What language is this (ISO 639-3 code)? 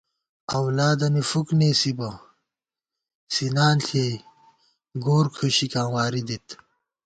gwt